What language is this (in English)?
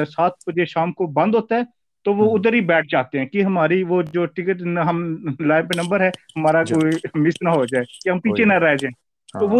Urdu